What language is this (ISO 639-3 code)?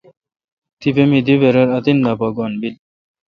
xka